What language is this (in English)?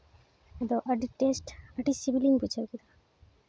Santali